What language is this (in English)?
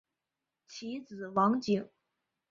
Chinese